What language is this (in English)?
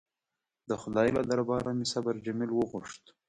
Pashto